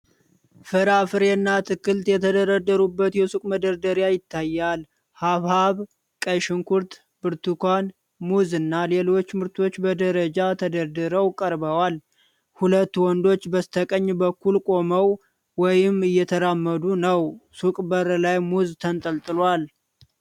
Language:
Amharic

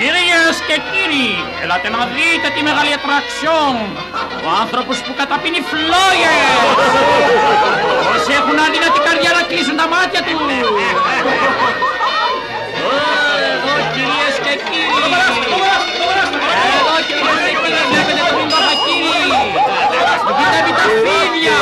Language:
Greek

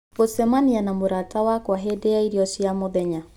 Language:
Kikuyu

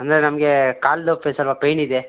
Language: Kannada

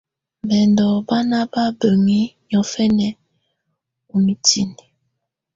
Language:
Tunen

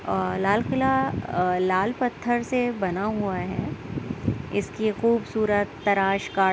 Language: Urdu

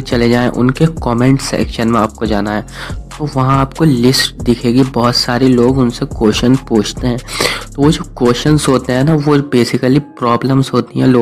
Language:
Hindi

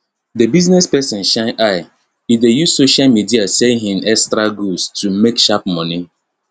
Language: Nigerian Pidgin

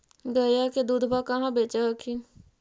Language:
Magahi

